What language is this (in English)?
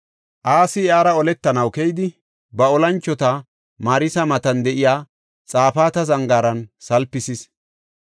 Gofa